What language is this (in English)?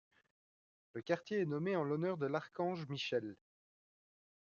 French